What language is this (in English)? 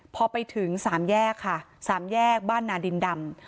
Thai